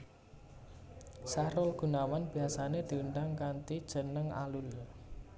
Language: Javanese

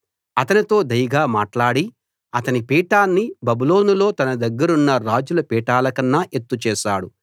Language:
Telugu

